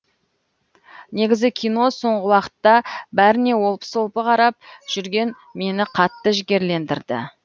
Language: Kazakh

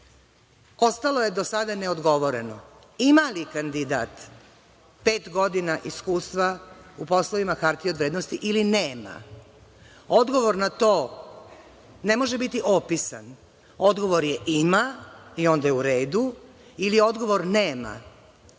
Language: Serbian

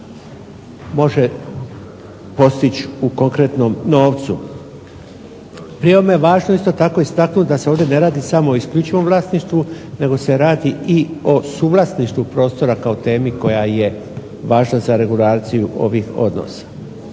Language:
Croatian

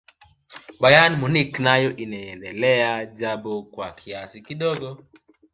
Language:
Swahili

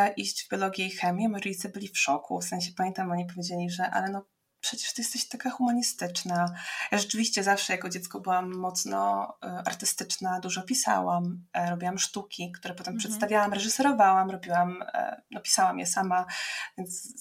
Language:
Polish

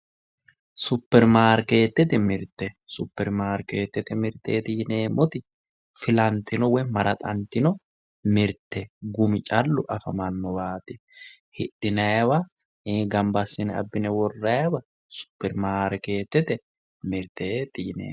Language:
Sidamo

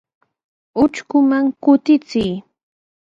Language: Sihuas Ancash Quechua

